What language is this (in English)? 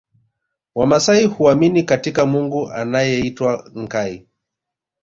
Swahili